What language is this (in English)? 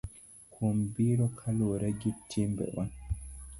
Luo (Kenya and Tanzania)